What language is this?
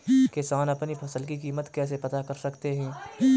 Hindi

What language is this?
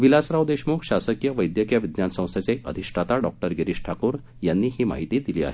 Marathi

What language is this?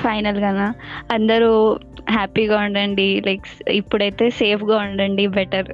Telugu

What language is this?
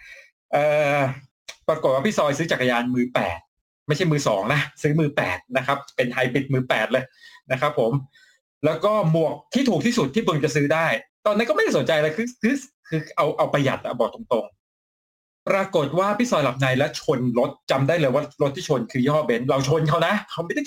Thai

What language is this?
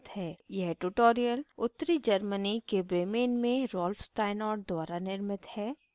Hindi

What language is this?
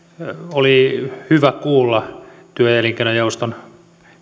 Finnish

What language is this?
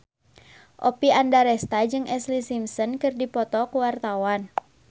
Sundanese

